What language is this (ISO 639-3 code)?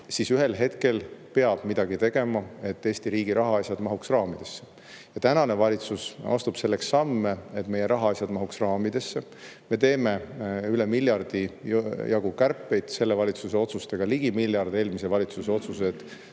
est